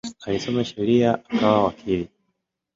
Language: Swahili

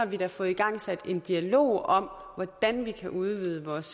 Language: Danish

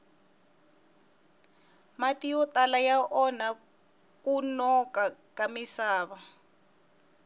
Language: Tsonga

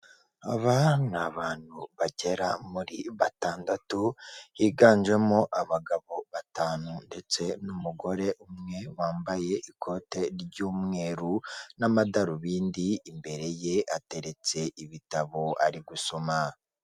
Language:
Kinyarwanda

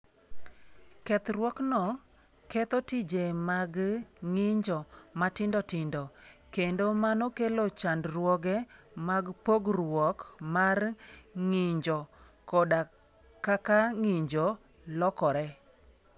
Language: Luo (Kenya and Tanzania)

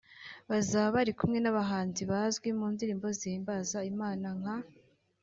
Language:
Kinyarwanda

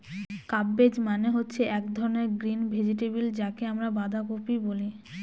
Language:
Bangla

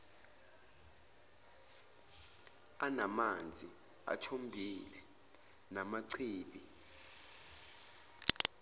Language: Zulu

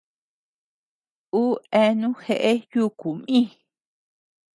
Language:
Tepeuxila Cuicatec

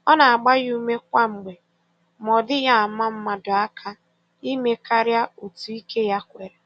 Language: Igbo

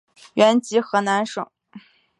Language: Chinese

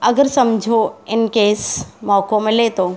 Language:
Sindhi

